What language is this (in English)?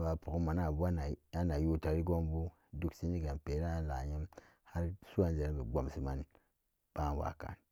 Samba Daka